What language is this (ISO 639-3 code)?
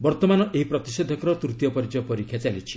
ori